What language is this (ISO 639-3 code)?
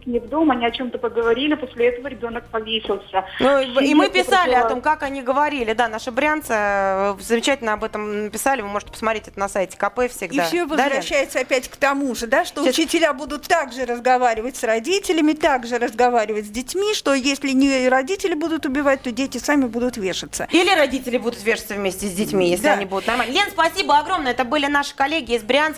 rus